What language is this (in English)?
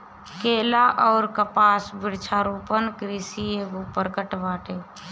Bhojpuri